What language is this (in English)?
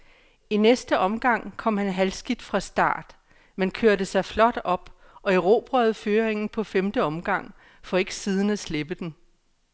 Danish